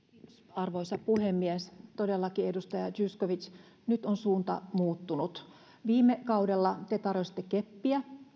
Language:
Finnish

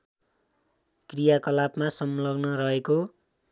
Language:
Nepali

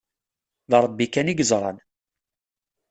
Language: Kabyle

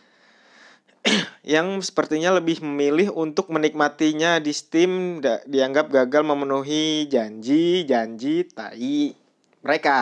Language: Indonesian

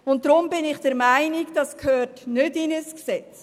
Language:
Swiss German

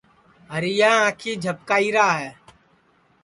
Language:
Sansi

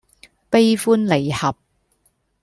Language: Cantonese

